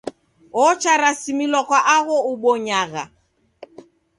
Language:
Taita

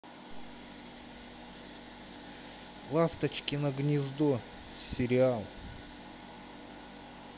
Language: Russian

